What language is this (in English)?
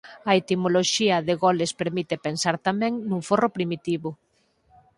Galician